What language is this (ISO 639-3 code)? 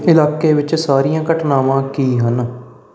pan